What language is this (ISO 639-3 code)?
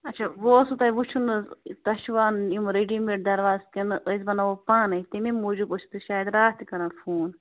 kas